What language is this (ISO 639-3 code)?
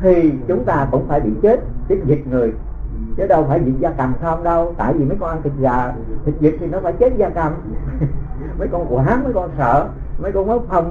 vie